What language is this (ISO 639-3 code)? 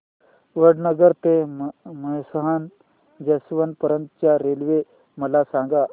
mar